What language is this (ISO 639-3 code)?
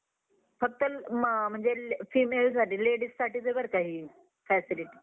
mar